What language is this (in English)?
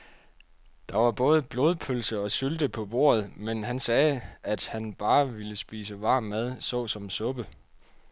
Danish